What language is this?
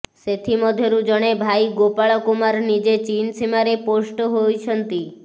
Odia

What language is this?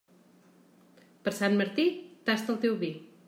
Catalan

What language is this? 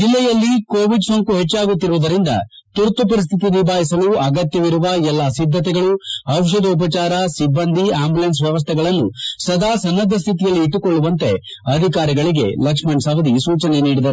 Kannada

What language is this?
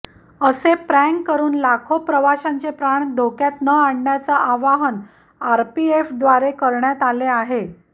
Marathi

